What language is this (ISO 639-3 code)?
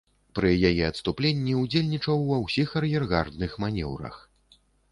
bel